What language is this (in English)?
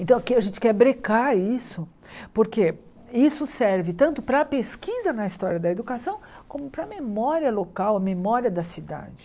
Portuguese